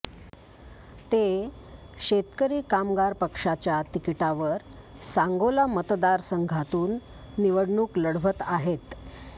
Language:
Marathi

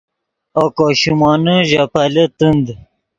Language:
Yidgha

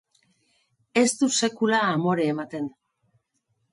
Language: Basque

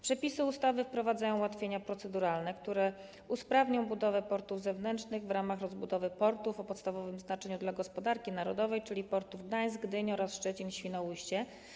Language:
Polish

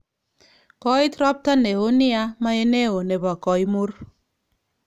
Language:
Kalenjin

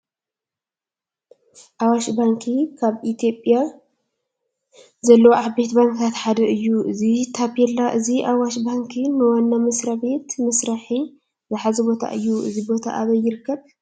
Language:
Tigrinya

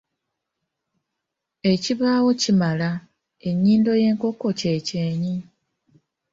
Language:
Ganda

